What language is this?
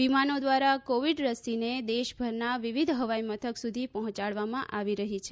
Gujarati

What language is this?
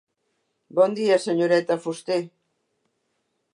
Catalan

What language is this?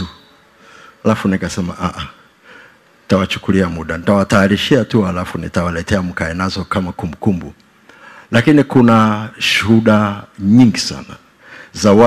Swahili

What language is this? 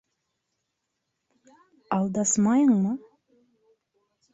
Bashkir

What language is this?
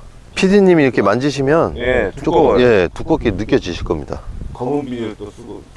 Korean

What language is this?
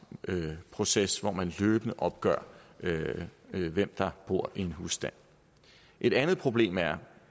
Danish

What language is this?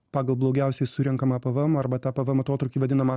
Lithuanian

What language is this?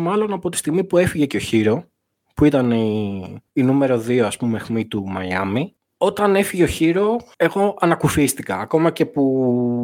Greek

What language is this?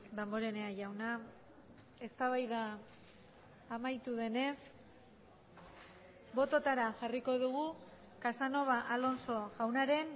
Basque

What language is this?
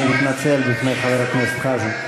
Hebrew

